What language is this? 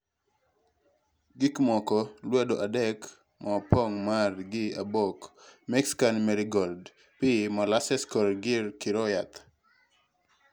Luo (Kenya and Tanzania)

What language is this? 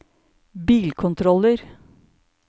Norwegian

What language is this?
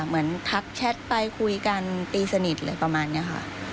Thai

